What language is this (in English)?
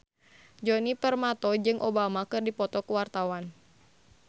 Sundanese